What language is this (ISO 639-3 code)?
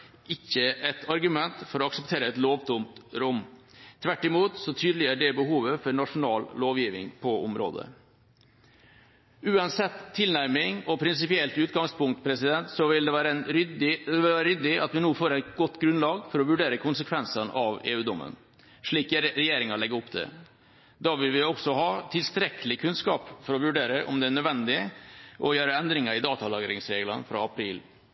nob